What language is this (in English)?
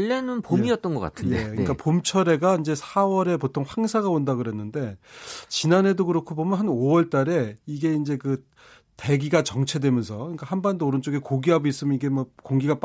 Korean